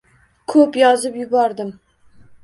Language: Uzbek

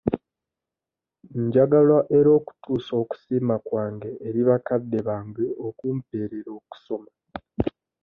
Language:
Ganda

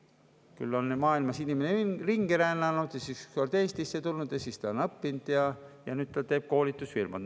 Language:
Estonian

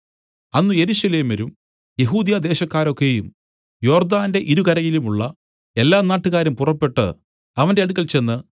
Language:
Malayalam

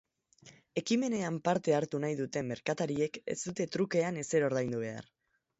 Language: Basque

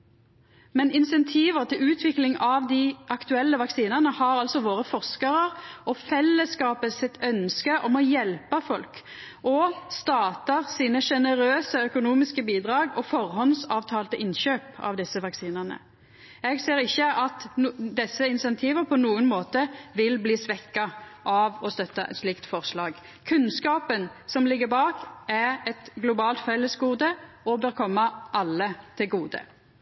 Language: Norwegian Nynorsk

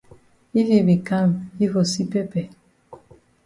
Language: Cameroon Pidgin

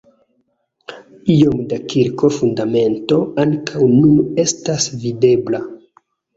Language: Esperanto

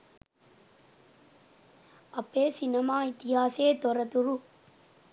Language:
Sinhala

